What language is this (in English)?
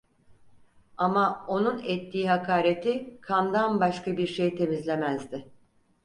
Turkish